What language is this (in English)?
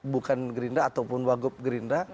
Indonesian